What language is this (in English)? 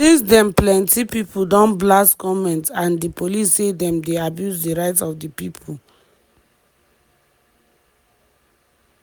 Nigerian Pidgin